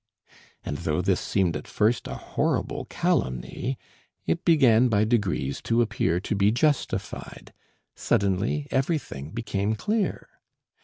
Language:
English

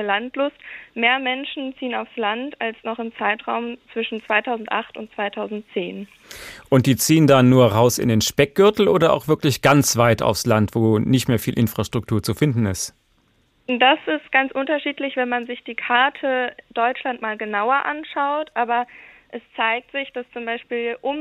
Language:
German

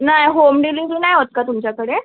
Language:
Marathi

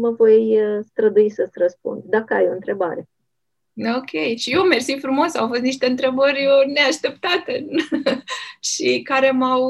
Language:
Romanian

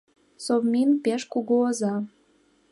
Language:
Mari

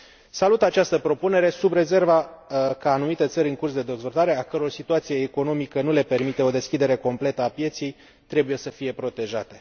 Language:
Romanian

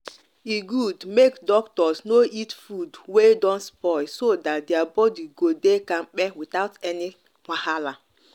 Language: Nigerian Pidgin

